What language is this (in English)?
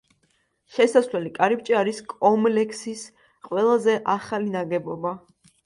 Georgian